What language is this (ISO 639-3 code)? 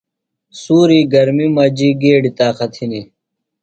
phl